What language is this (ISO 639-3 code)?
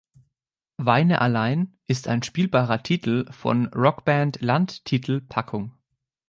deu